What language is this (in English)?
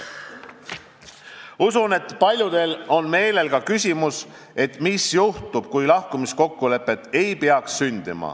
Estonian